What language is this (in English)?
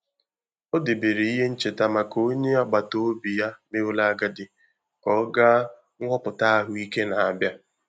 Igbo